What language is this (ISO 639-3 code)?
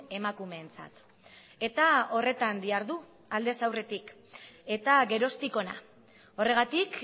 eus